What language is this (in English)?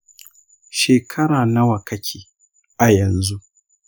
Hausa